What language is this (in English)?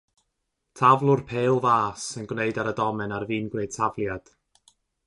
Welsh